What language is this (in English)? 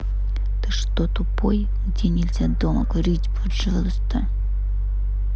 Russian